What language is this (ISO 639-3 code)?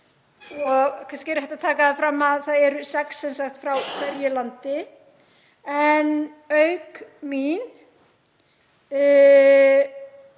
isl